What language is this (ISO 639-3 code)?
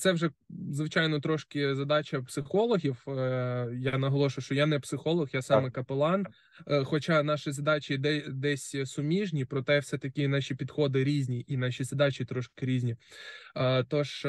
ukr